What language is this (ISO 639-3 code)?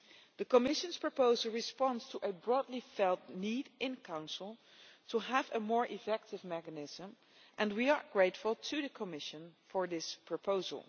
eng